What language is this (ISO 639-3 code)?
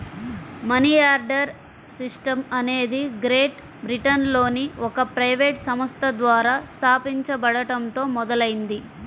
tel